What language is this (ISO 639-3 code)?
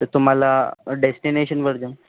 mar